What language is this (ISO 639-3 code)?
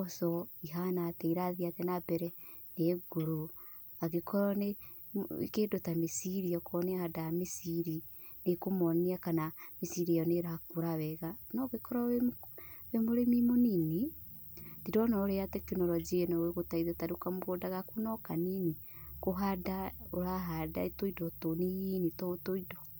kik